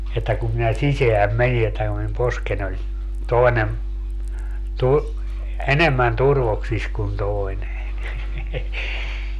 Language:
Finnish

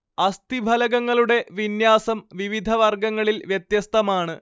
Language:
Malayalam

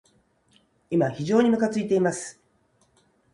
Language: Japanese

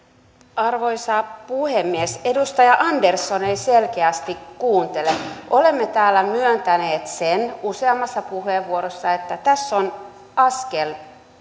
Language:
Finnish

